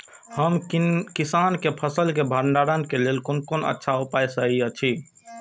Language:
Maithili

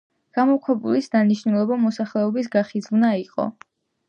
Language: Georgian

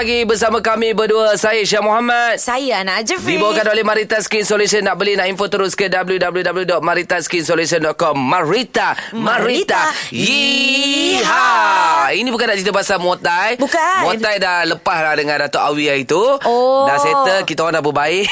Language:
Malay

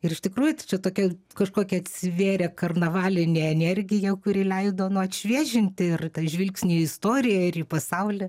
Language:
Lithuanian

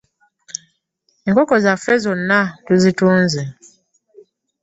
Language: Ganda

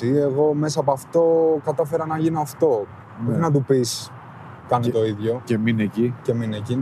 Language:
Greek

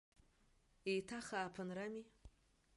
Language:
Abkhazian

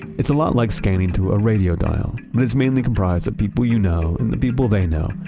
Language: English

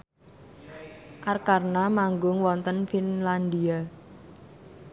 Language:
Javanese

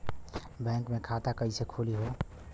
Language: Bhojpuri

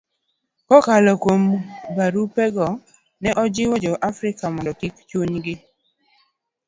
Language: Luo (Kenya and Tanzania)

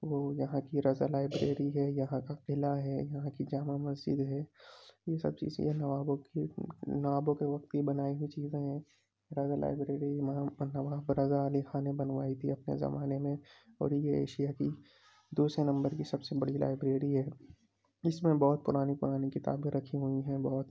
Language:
Urdu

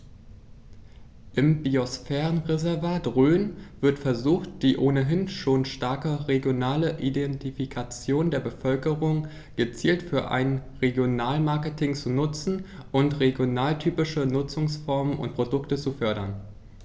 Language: German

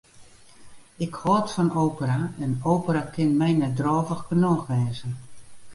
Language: Western Frisian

